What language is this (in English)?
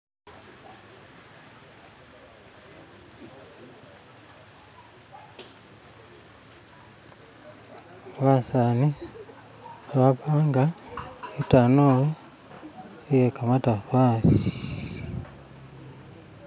Masaaba